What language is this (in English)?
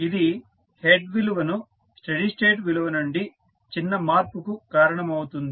Telugu